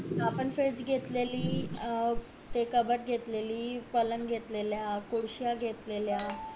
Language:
Marathi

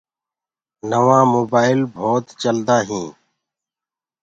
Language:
Gurgula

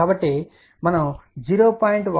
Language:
Telugu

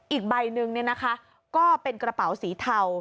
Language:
Thai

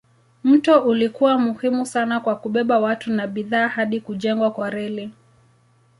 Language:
Swahili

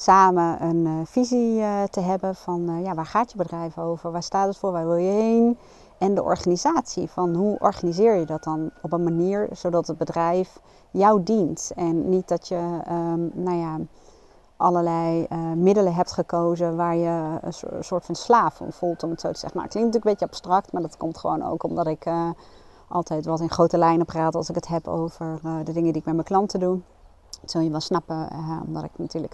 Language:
Dutch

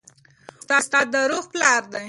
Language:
Pashto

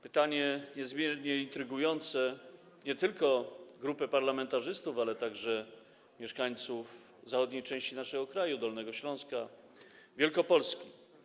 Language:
Polish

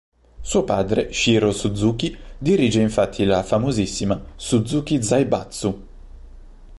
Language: Italian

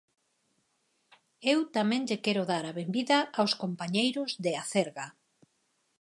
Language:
Galician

